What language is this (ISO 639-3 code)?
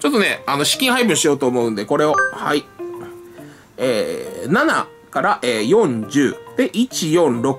jpn